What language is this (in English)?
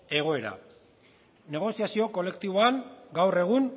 Basque